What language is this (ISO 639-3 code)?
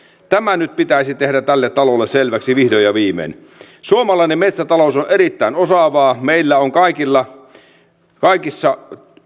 fin